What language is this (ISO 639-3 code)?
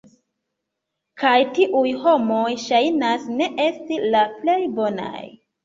epo